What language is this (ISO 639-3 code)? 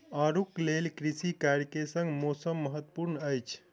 mai